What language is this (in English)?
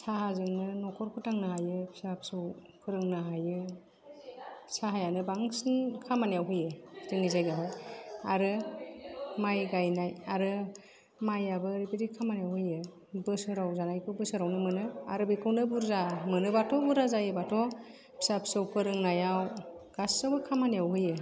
Bodo